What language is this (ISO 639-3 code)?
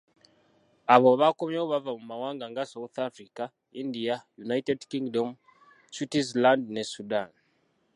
lug